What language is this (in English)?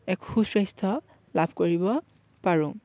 Assamese